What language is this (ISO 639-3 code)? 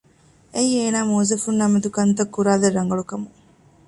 div